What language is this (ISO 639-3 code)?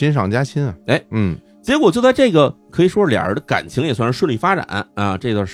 zho